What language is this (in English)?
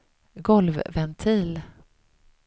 Swedish